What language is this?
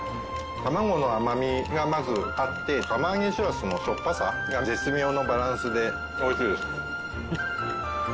Japanese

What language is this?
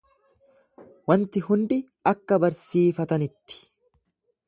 Oromo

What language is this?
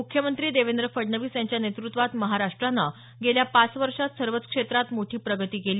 Marathi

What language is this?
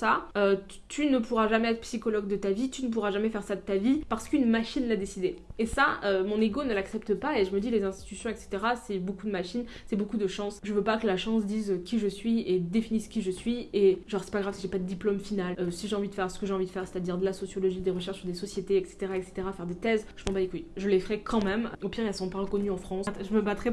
French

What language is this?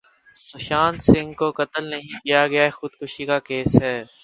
Urdu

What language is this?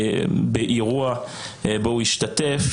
Hebrew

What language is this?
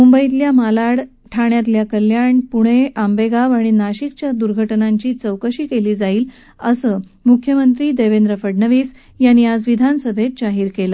Marathi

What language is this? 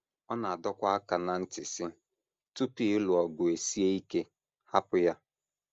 Igbo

